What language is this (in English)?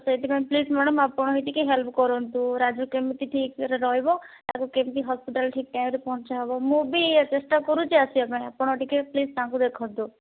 Odia